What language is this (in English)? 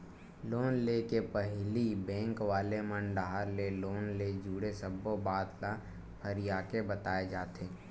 Chhattisgarhi